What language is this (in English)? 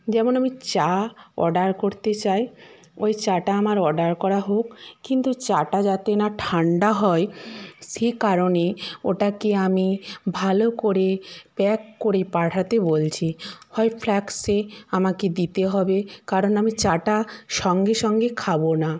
Bangla